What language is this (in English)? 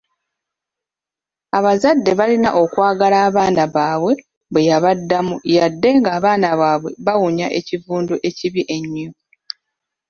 Ganda